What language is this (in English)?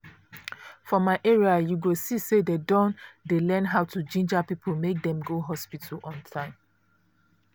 Nigerian Pidgin